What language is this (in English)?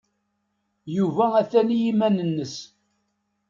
Kabyle